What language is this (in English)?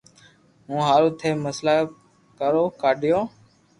Loarki